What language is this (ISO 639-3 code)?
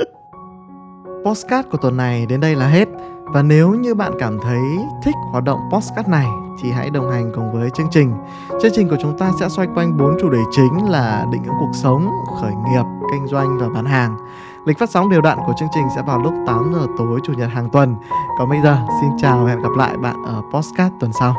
vie